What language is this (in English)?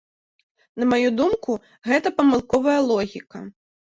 Belarusian